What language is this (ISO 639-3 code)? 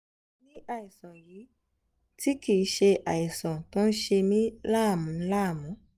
yor